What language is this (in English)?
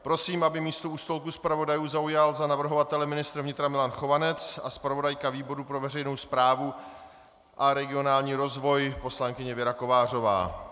Czech